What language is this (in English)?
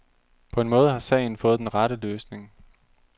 Danish